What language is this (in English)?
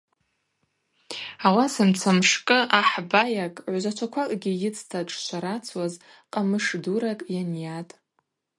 Abaza